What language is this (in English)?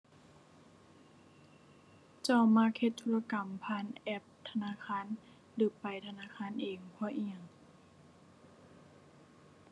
Thai